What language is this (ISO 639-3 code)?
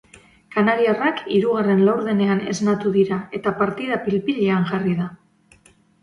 eus